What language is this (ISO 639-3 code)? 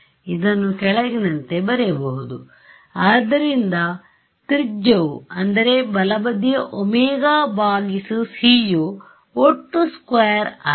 kan